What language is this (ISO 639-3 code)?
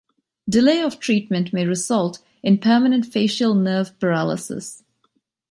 eng